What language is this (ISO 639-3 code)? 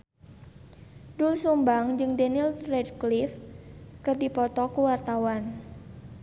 sun